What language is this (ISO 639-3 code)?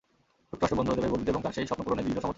ben